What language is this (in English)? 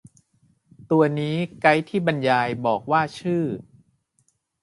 Thai